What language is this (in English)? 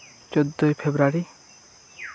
Santali